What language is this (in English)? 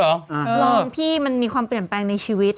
Thai